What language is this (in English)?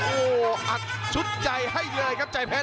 Thai